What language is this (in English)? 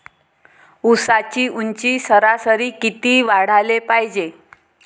Marathi